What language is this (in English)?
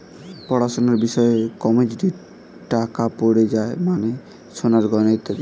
Bangla